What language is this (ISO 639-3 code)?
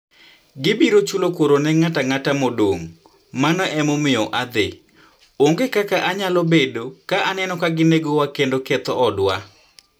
luo